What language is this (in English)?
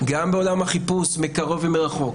Hebrew